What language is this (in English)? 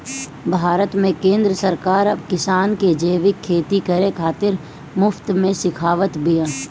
Bhojpuri